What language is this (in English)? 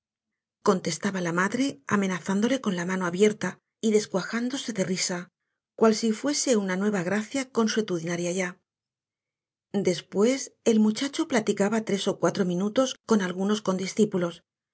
Spanish